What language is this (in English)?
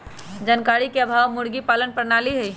Magahi